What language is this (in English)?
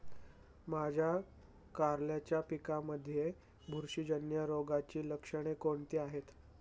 Marathi